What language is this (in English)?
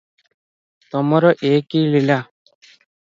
Odia